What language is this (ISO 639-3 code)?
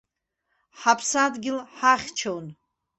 abk